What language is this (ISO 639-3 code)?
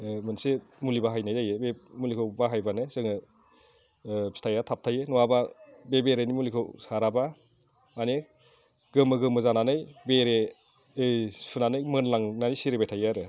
brx